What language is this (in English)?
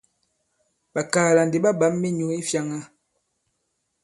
Bankon